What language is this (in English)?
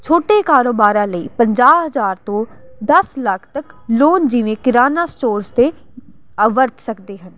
Punjabi